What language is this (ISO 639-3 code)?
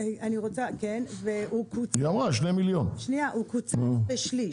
heb